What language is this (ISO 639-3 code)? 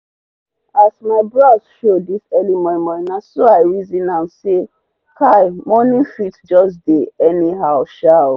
pcm